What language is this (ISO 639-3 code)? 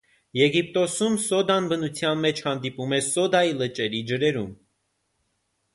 hye